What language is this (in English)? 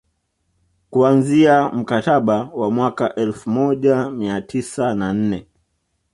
Swahili